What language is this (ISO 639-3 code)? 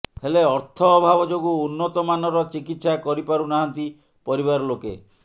ori